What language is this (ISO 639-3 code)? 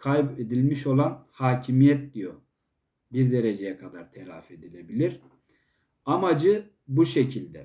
tur